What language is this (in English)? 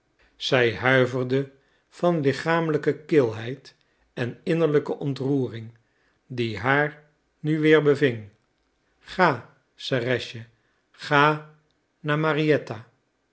Dutch